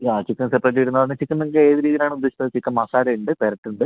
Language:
Malayalam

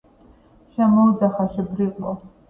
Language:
Georgian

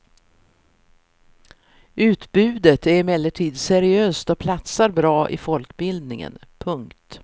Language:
Swedish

